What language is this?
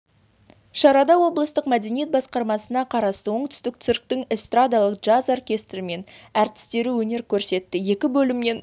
Kazakh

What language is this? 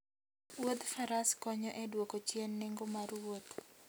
Luo (Kenya and Tanzania)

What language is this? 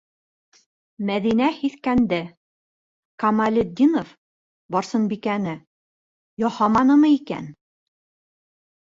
Bashkir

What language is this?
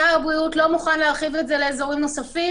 Hebrew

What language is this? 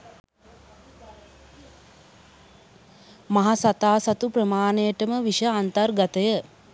Sinhala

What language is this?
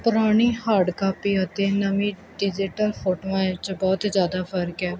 Punjabi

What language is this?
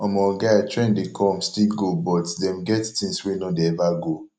Nigerian Pidgin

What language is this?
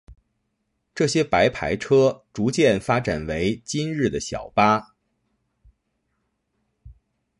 Chinese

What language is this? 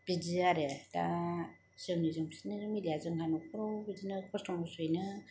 Bodo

